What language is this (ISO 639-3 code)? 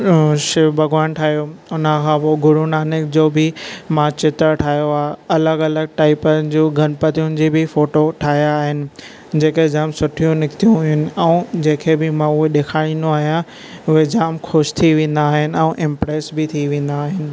snd